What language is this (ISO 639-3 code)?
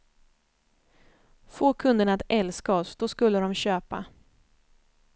swe